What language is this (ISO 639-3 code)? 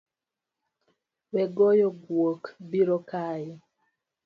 luo